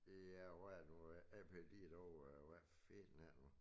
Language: Danish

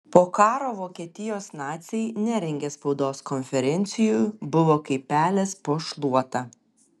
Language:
Lithuanian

